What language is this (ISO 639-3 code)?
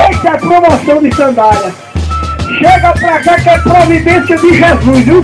por